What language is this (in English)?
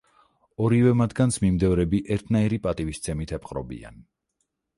Georgian